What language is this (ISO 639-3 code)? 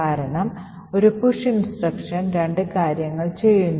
mal